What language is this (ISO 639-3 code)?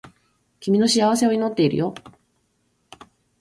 jpn